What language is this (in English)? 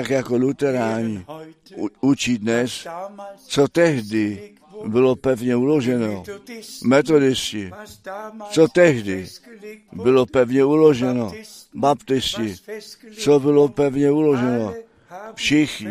Czech